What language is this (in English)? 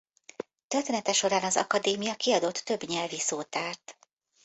Hungarian